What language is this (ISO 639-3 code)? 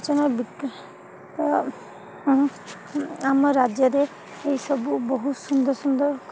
ori